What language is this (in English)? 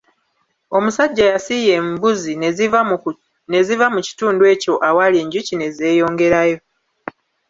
Ganda